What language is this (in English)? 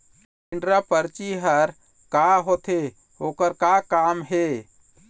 Chhattisgarhi